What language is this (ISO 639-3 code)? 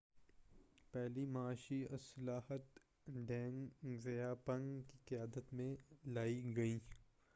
urd